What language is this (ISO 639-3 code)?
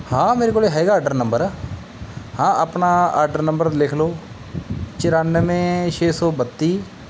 pan